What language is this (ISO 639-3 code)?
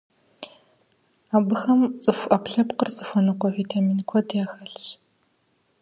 kbd